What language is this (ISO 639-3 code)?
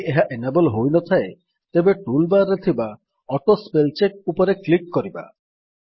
ori